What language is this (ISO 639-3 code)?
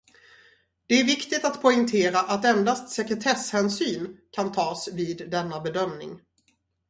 swe